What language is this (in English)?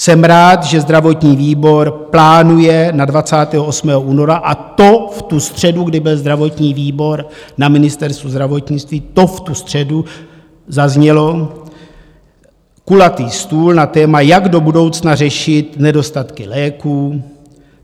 Czech